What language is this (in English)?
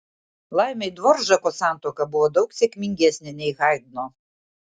Lithuanian